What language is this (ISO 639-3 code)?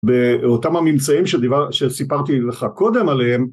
heb